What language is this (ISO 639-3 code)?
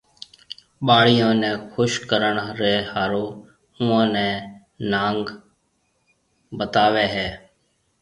mve